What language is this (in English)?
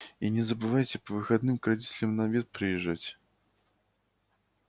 Russian